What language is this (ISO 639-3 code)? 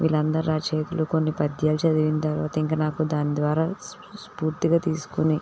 tel